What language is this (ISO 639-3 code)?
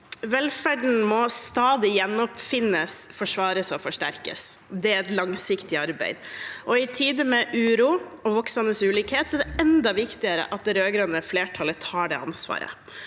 nor